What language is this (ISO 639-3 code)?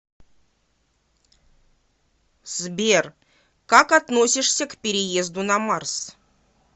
rus